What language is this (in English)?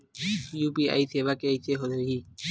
Chhattisgarhi